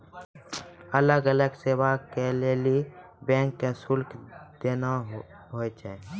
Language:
Maithili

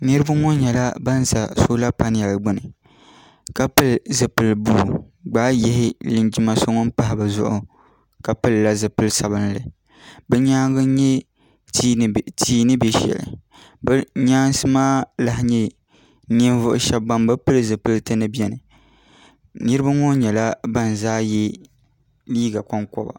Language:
Dagbani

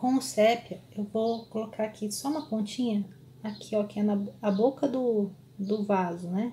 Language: Portuguese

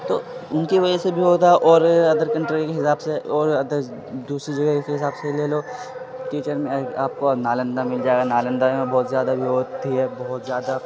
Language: Urdu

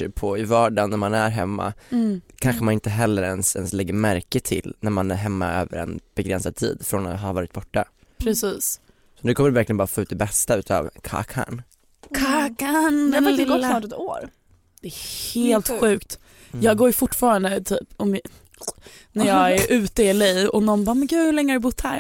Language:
Swedish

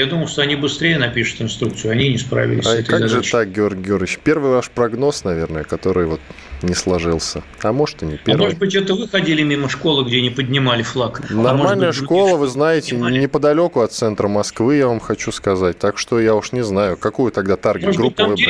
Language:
Russian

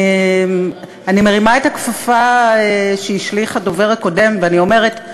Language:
Hebrew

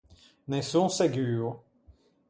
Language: Ligurian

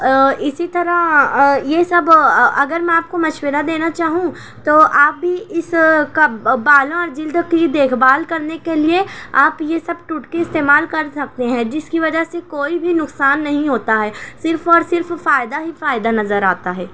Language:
Urdu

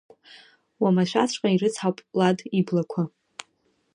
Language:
Abkhazian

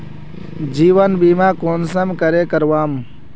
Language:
Magahi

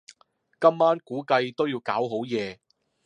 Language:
Cantonese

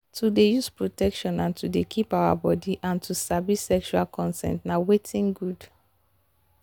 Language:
Nigerian Pidgin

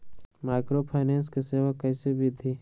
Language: Magahi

